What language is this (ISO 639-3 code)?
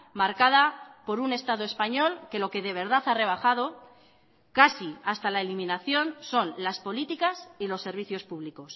spa